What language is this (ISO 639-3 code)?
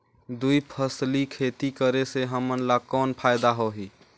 hne